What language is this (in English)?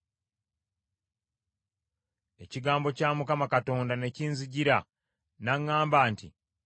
Ganda